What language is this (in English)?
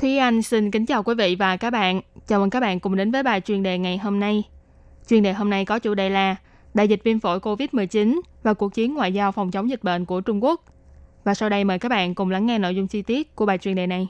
Vietnamese